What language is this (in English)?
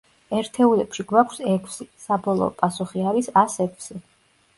Georgian